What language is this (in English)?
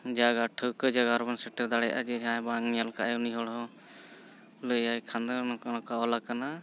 Santali